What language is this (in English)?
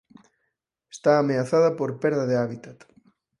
Galician